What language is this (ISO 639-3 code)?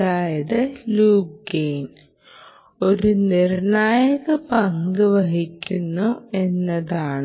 mal